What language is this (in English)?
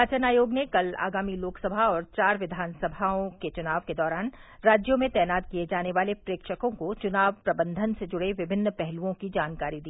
Hindi